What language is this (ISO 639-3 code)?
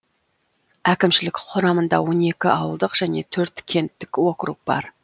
kaz